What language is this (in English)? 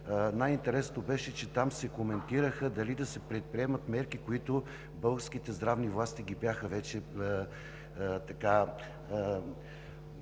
Bulgarian